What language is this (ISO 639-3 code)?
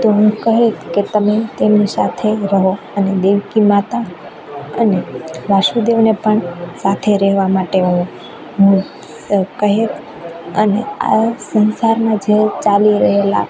guj